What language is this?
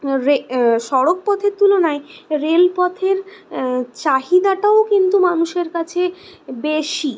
Bangla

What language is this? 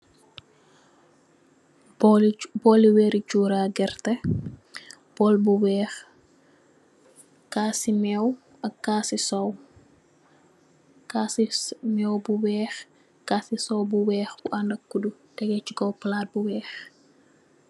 Wolof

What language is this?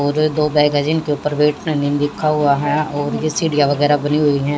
Hindi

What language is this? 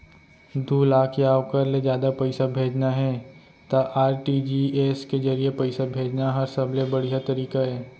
Chhattisgarhi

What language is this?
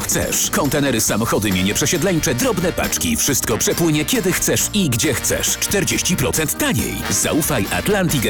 Polish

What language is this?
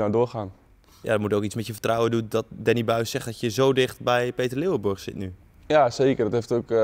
Dutch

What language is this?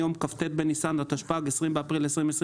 Hebrew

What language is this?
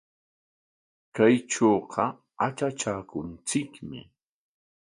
Corongo Ancash Quechua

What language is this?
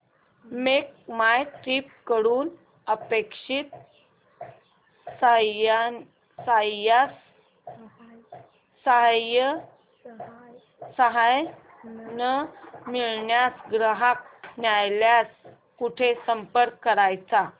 Marathi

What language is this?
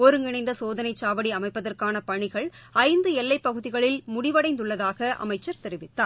Tamil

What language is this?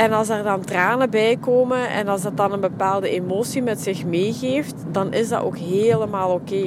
Dutch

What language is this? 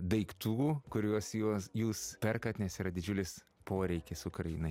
Lithuanian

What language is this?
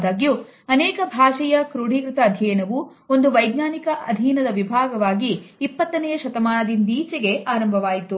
Kannada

